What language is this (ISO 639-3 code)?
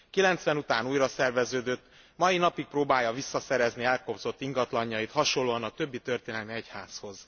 hun